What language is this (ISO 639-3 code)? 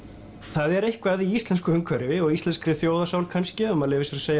isl